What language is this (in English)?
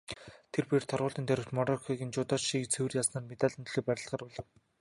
Mongolian